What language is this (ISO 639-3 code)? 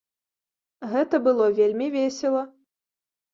bel